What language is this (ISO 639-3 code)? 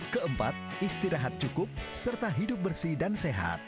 ind